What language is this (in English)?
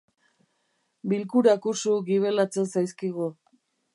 Basque